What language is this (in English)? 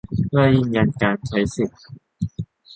Thai